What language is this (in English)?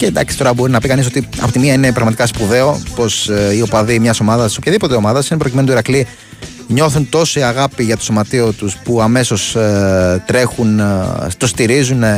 Greek